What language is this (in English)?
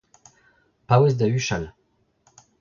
Breton